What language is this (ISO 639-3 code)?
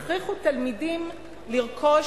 heb